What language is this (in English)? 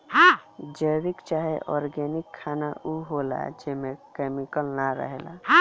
Bhojpuri